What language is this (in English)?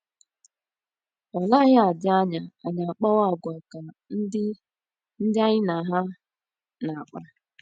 Igbo